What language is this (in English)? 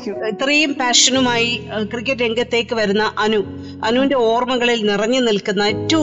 Malayalam